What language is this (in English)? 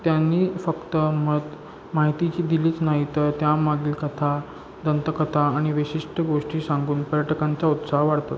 Marathi